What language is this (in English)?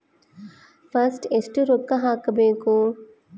Kannada